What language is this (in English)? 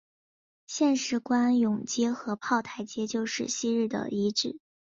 Chinese